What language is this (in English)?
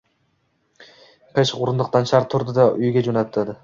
Uzbek